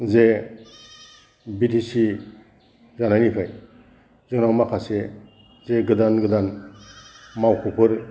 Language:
Bodo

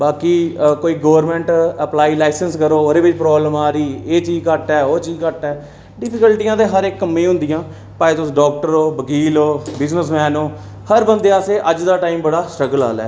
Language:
Dogri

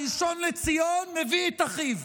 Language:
Hebrew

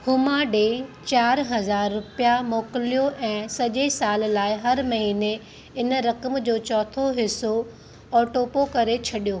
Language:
Sindhi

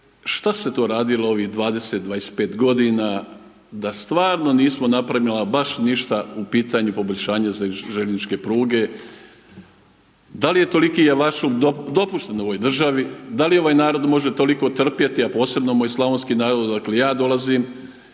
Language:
Croatian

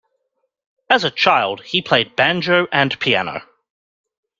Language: English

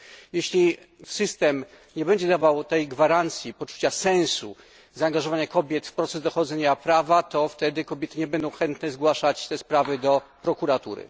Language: Polish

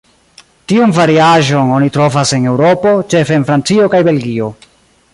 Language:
Esperanto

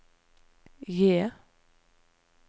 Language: Norwegian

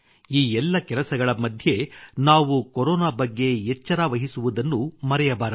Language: Kannada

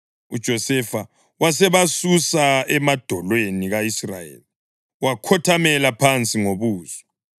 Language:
North Ndebele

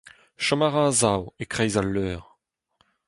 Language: Breton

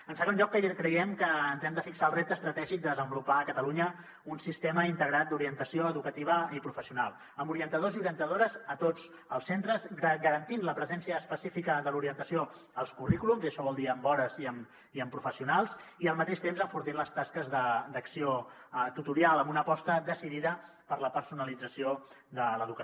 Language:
Catalan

